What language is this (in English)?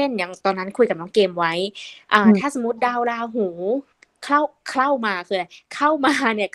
Thai